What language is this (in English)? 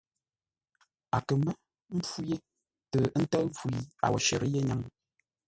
Ngombale